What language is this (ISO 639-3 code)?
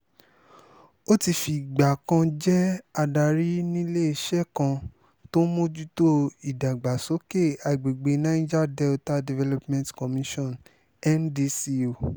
yor